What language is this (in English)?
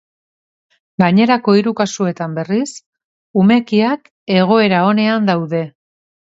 Basque